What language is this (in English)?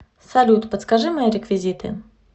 Russian